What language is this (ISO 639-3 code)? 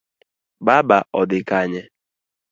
luo